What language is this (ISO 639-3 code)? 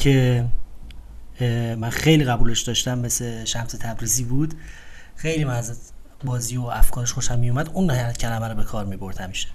fas